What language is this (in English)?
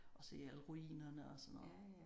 Danish